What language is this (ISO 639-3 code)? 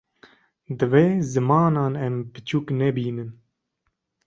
kur